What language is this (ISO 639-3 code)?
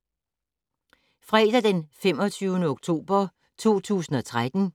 dan